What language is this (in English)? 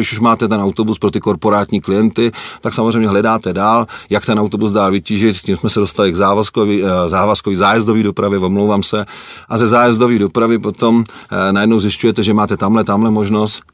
Czech